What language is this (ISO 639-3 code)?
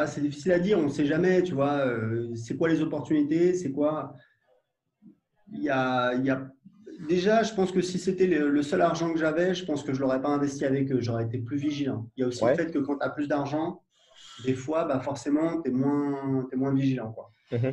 fra